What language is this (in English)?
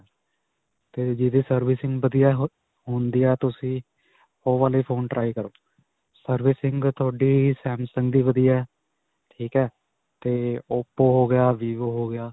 Punjabi